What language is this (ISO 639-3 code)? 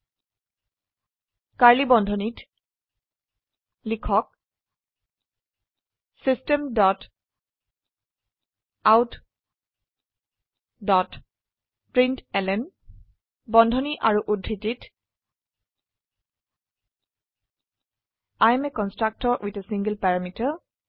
asm